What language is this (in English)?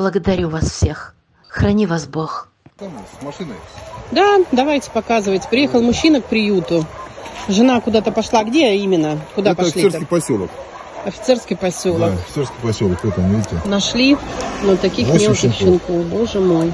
Russian